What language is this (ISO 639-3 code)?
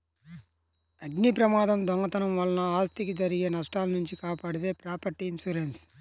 tel